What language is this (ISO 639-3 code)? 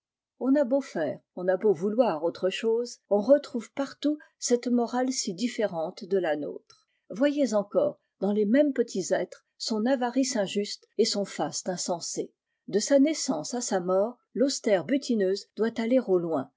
fra